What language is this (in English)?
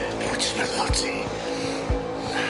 Welsh